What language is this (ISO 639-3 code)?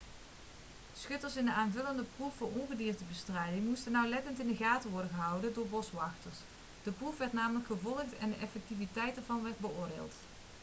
nld